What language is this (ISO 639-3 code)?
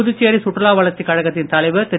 tam